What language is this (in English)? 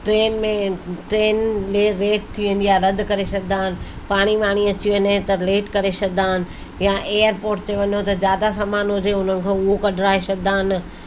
Sindhi